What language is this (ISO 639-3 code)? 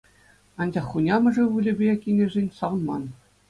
chv